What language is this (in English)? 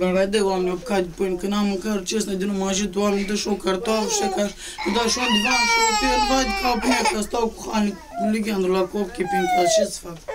Romanian